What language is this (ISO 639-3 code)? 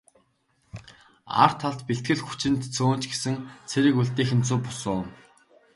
mon